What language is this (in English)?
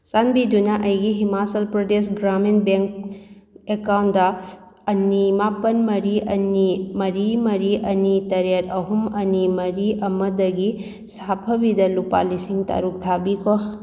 Manipuri